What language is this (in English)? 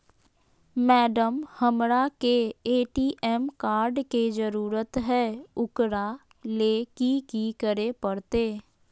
Magahi